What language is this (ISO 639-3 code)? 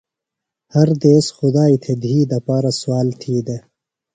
phl